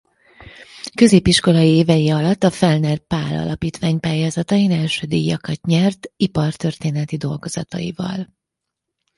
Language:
Hungarian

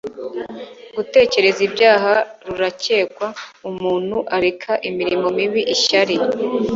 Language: Kinyarwanda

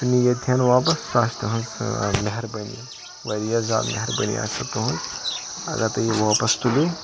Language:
Kashmiri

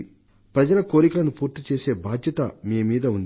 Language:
Telugu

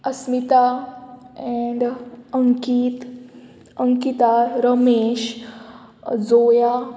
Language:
Konkani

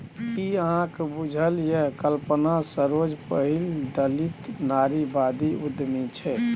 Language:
Maithili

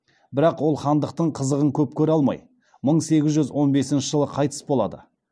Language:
Kazakh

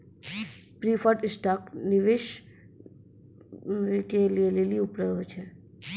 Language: Maithili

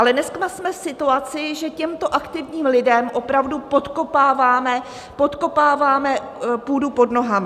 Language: Czech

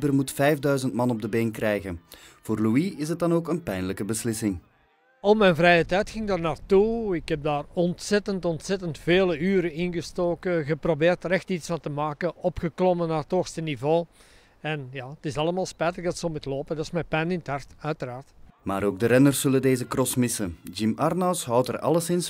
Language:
Dutch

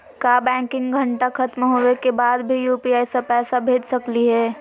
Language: Magahi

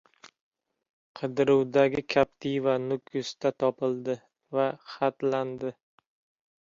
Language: Uzbek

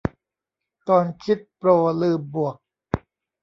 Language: Thai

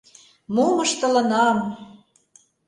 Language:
Mari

